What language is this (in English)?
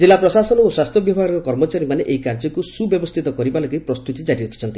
Odia